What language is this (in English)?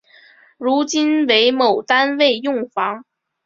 Chinese